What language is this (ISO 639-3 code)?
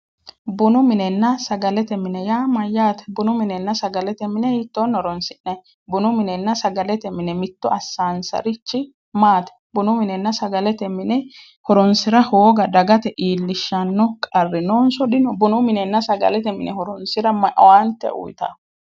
sid